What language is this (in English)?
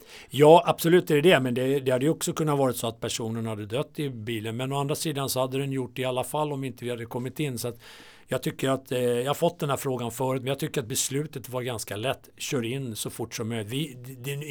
Swedish